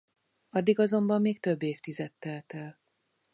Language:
Hungarian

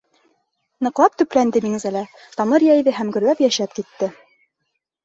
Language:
Bashkir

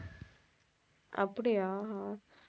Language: Tamil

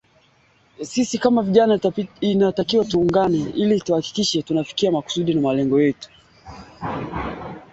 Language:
Swahili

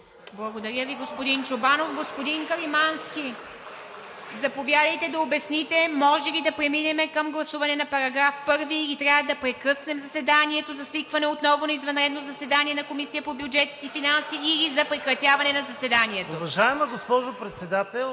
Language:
Bulgarian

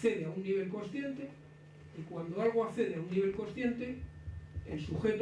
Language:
Spanish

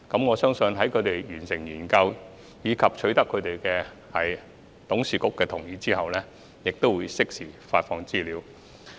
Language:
Cantonese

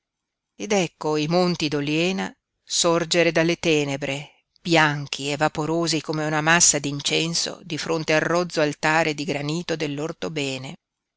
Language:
Italian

